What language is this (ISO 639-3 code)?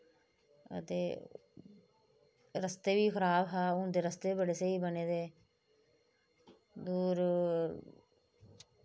doi